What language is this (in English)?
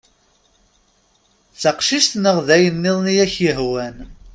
Kabyle